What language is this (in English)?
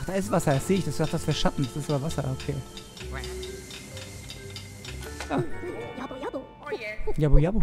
German